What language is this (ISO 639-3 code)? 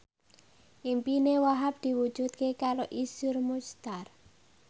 jav